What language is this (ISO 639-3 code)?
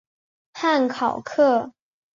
zho